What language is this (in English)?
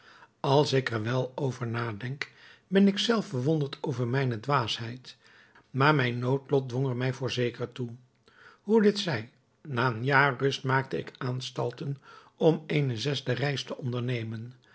Dutch